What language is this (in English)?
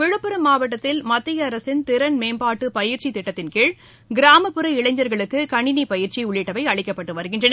Tamil